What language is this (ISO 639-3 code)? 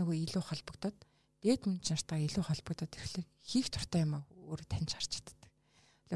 rus